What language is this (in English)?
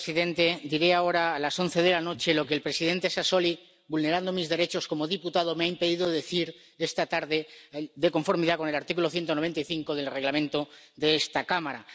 Spanish